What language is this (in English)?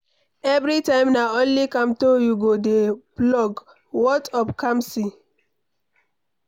Nigerian Pidgin